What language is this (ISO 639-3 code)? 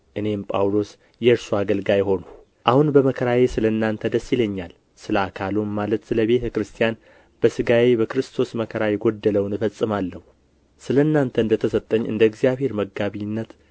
amh